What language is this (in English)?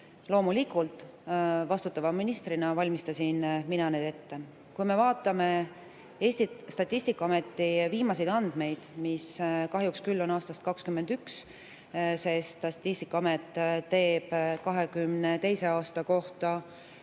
Estonian